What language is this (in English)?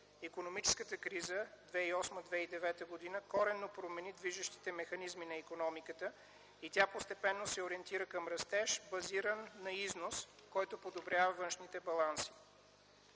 Bulgarian